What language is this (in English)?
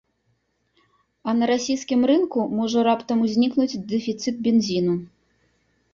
Belarusian